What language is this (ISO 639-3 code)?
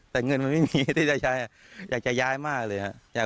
tha